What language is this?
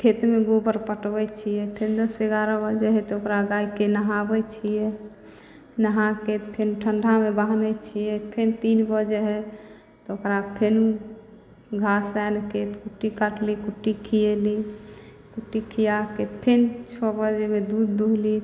Maithili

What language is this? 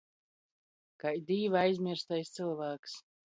Latgalian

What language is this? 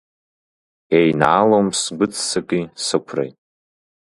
Abkhazian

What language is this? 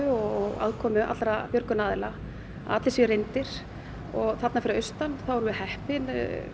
Icelandic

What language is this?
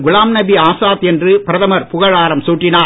Tamil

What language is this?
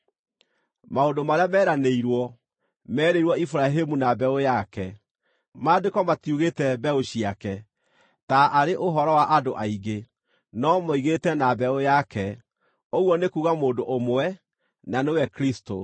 Kikuyu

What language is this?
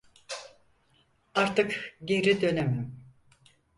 Turkish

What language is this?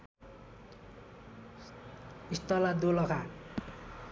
Nepali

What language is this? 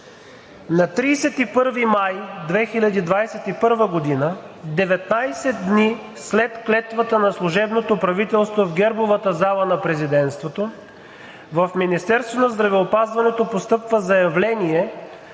Bulgarian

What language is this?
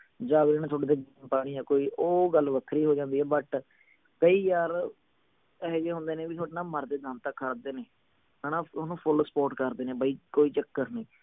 Punjabi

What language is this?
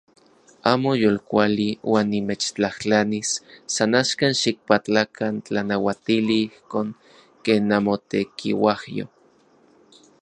Central Puebla Nahuatl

